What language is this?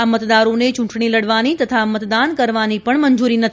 Gujarati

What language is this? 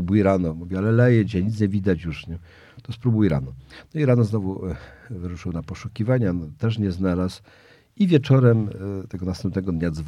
Polish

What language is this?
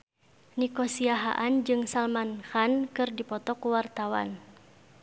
Sundanese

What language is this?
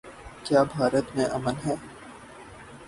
Urdu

